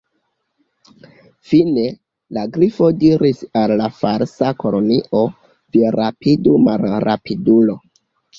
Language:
Esperanto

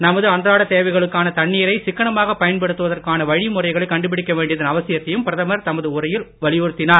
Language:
Tamil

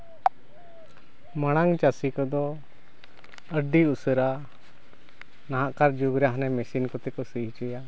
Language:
Santali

